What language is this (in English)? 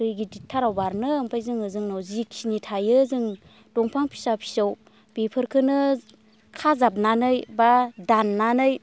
Bodo